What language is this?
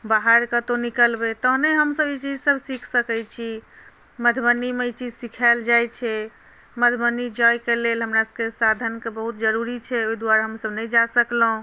Maithili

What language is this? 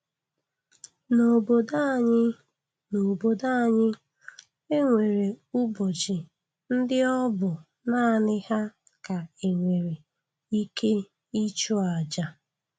Igbo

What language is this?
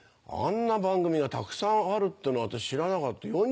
Japanese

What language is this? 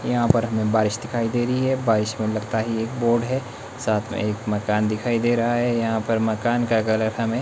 Hindi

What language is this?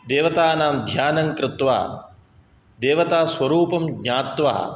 Sanskrit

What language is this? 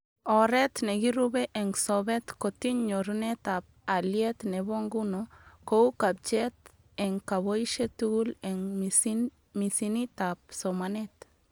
Kalenjin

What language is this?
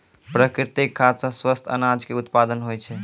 Maithili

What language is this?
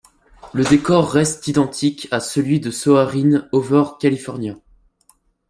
French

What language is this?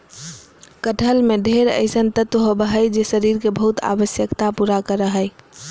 Magahi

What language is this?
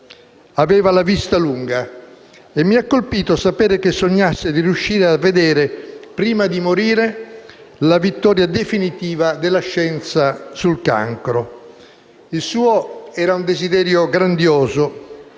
Italian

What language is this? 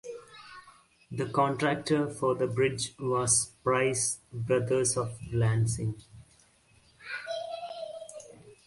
English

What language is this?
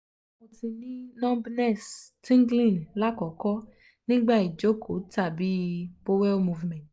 Yoruba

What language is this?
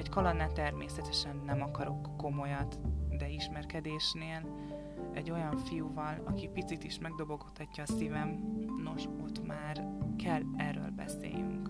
Hungarian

